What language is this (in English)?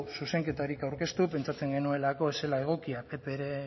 Basque